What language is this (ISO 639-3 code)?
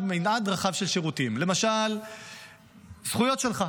heb